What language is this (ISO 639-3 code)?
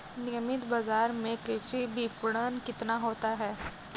hin